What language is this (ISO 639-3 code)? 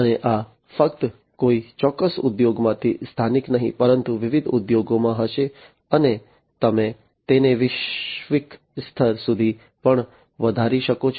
guj